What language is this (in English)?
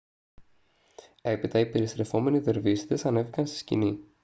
Greek